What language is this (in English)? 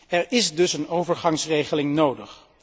Dutch